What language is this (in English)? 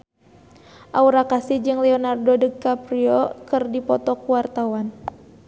Sundanese